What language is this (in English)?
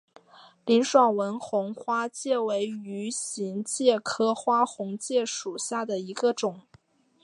Chinese